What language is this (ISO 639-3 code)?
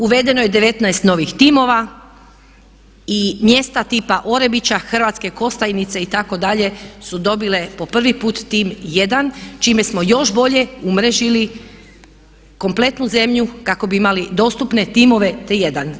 hrv